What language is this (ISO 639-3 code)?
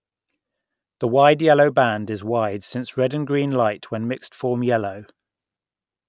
eng